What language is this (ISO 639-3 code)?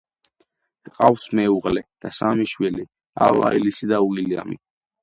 kat